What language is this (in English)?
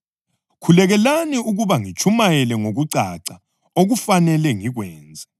North Ndebele